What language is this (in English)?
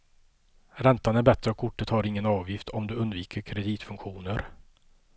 Swedish